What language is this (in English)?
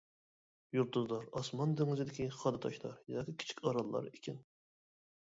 Uyghur